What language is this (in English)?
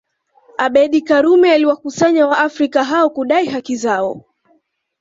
Swahili